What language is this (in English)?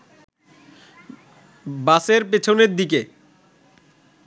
Bangla